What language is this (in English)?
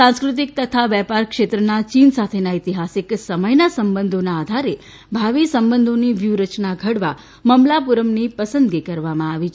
Gujarati